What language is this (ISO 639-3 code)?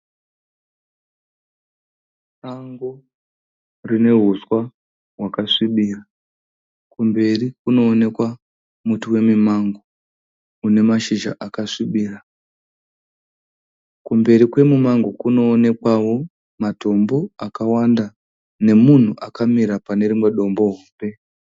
sna